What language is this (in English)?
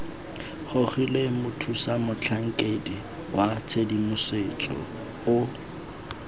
Tswana